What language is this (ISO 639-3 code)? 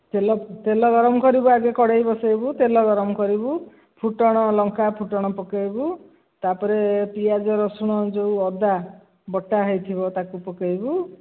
ori